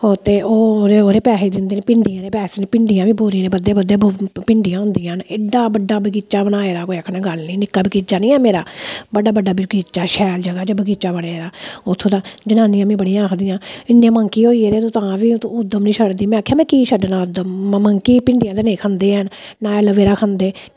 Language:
Dogri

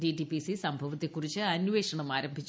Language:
Malayalam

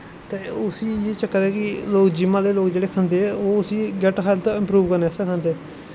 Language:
Dogri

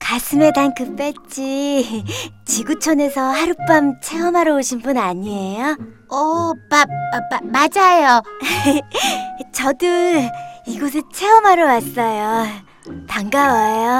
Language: Korean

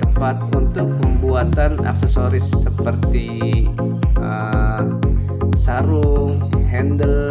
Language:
Indonesian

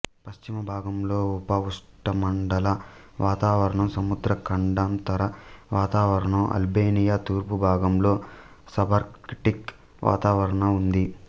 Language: Telugu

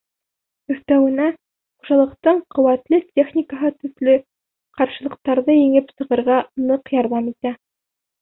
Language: Bashkir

